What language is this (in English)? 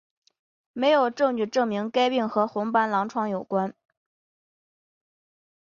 Chinese